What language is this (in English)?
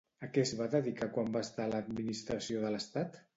Catalan